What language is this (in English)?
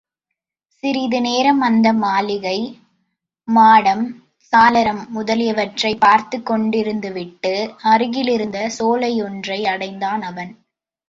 Tamil